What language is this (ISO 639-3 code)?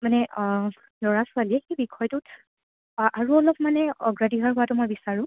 asm